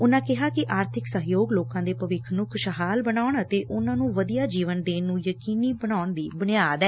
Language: Punjabi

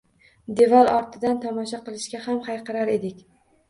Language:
Uzbek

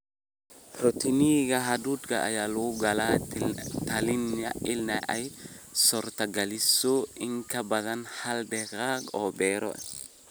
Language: Somali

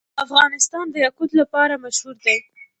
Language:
Pashto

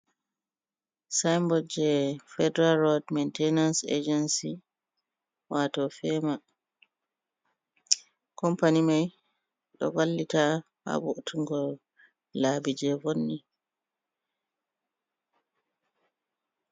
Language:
Fula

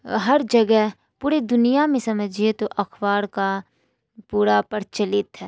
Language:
Urdu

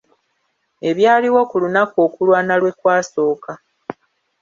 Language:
Ganda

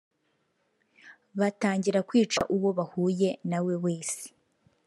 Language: Kinyarwanda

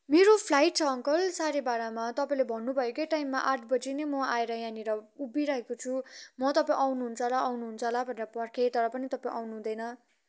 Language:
Nepali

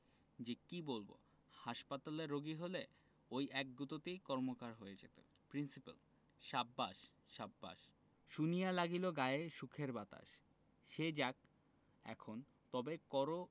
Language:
Bangla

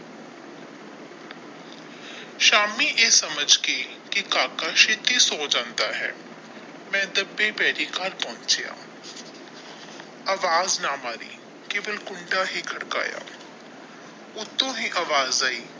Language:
Punjabi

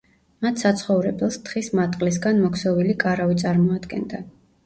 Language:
Georgian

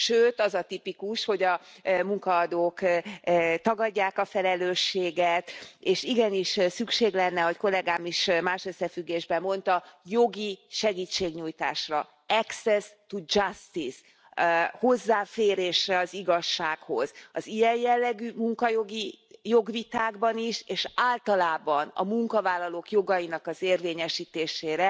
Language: Hungarian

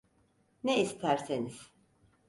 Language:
Turkish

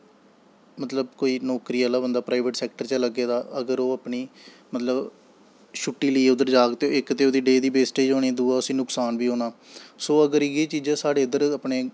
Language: Dogri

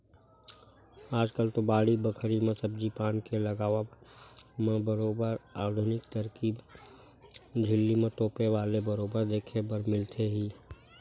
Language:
Chhattisgarhi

